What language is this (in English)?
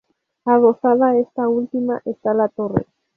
Spanish